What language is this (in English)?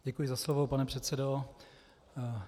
Czech